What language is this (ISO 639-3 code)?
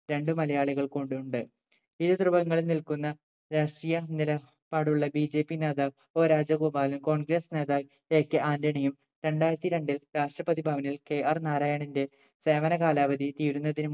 mal